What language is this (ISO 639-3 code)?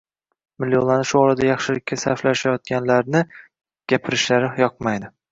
uzb